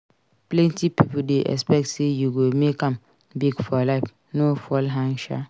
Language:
Nigerian Pidgin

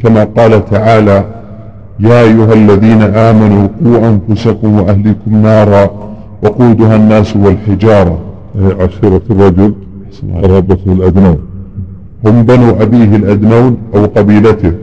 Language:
Arabic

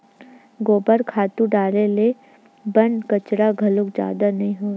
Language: Chhattisgarhi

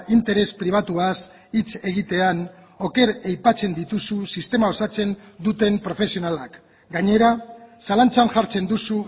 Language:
Basque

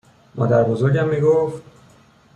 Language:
Persian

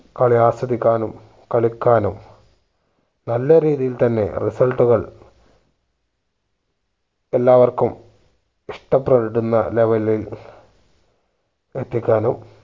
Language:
Malayalam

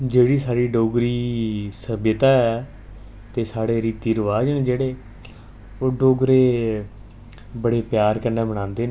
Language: Dogri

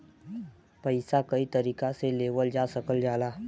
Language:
Bhojpuri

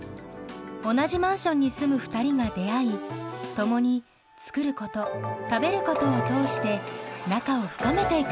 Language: Japanese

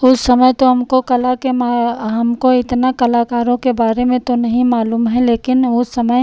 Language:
Hindi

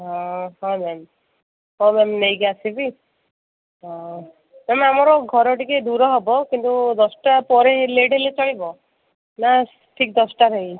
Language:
Odia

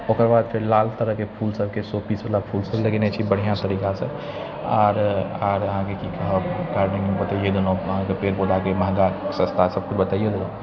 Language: Maithili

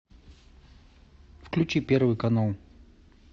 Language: Russian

